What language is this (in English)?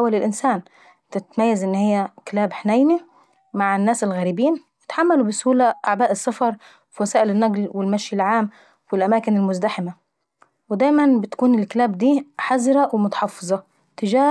Saidi Arabic